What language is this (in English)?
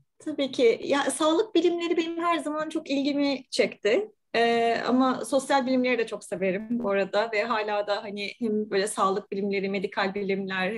Turkish